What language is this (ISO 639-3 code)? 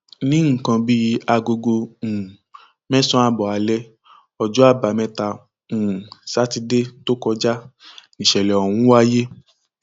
yor